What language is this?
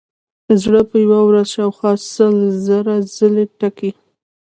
Pashto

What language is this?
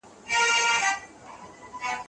Pashto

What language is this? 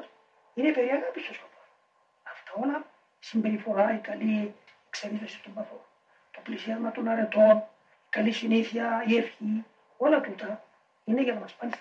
Greek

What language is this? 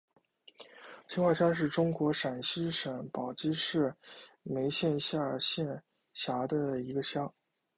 Chinese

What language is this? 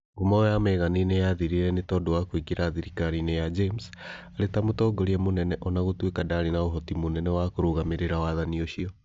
Kikuyu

